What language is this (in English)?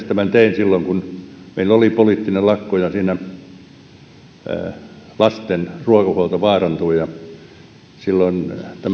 Finnish